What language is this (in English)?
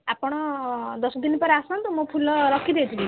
Odia